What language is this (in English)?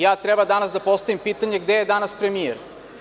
Serbian